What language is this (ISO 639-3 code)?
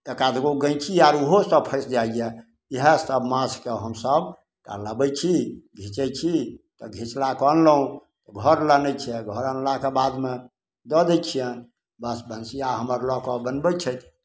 mai